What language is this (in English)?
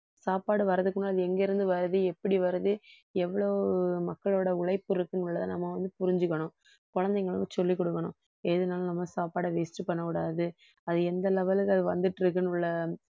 Tamil